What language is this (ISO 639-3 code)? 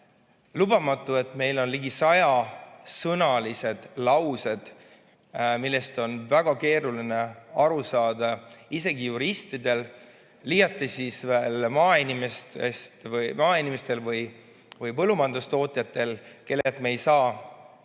est